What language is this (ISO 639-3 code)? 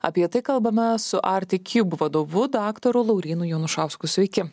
lit